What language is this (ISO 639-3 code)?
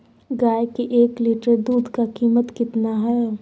mag